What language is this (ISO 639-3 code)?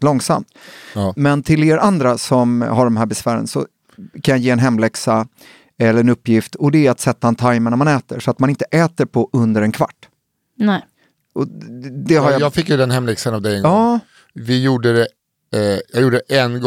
swe